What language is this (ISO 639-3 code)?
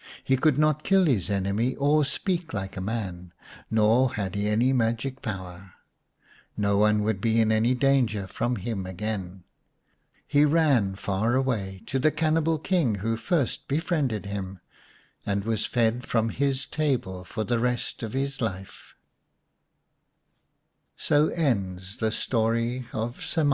eng